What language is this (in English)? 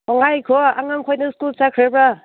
Manipuri